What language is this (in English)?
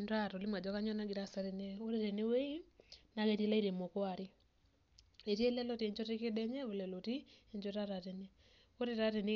Masai